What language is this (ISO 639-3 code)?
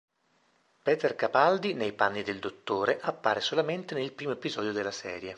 ita